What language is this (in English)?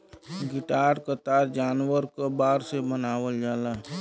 Bhojpuri